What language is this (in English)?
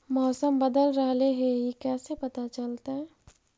Magahi